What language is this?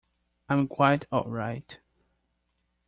English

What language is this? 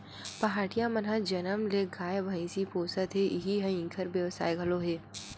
Chhattisgarhi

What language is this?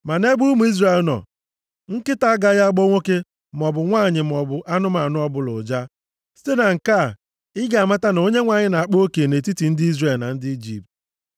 Igbo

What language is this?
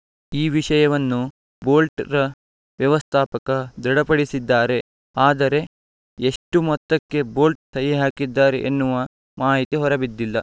Kannada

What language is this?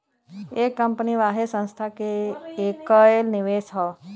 Bhojpuri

